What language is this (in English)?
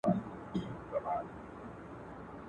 Pashto